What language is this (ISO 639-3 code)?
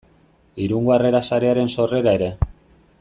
eus